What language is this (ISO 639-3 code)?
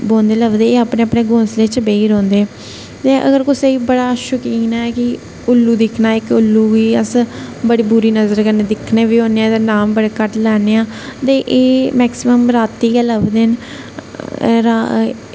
doi